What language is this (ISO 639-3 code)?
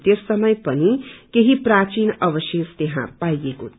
nep